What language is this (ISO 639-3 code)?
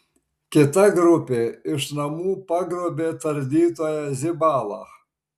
lit